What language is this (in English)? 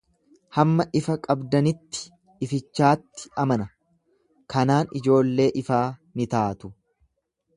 Oromo